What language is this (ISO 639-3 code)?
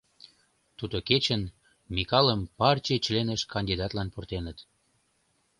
chm